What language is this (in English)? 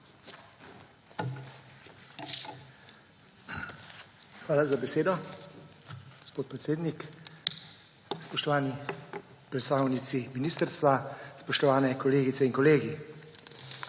Slovenian